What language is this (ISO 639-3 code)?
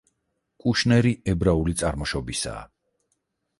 kat